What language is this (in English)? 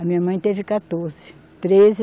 Portuguese